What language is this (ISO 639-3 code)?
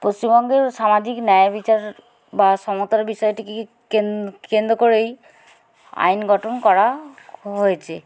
ben